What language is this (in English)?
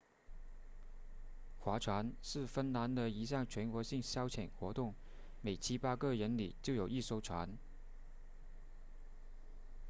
Chinese